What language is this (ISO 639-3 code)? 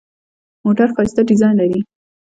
pus